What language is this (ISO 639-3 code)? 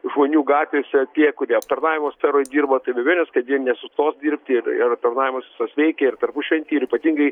lit